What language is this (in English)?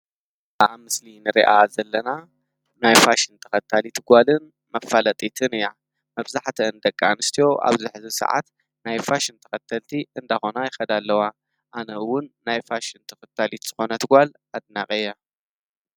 Tigrinya